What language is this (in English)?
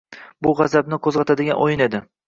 Uzbek